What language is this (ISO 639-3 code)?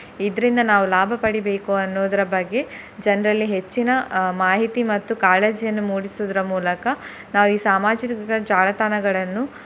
kan